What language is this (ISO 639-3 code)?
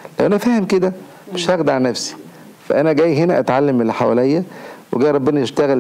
ara